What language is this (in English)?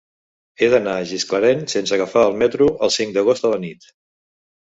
Catalan